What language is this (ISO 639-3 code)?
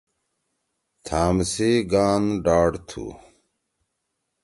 trw